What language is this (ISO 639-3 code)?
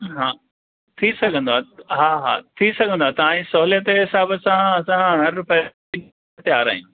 snd